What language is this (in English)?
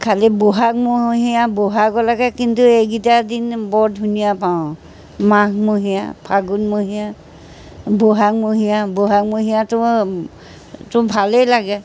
Assamese